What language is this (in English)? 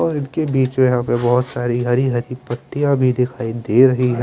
Hindi